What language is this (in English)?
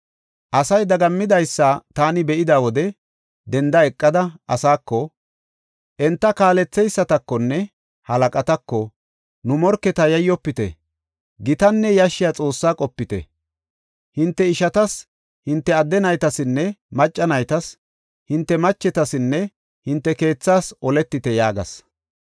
Gofa